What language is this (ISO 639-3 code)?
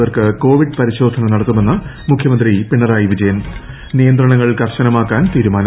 mal